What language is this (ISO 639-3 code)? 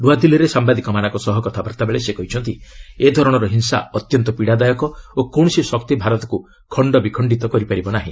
ori